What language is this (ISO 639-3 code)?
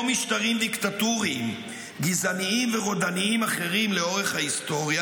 heb